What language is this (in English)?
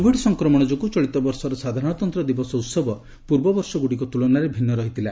Odia